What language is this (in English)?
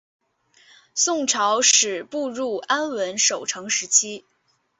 Chinese